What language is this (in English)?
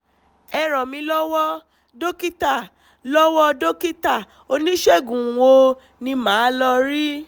Yoruba